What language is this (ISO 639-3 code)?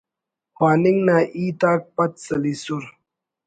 brh